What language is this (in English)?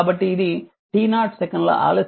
Telugu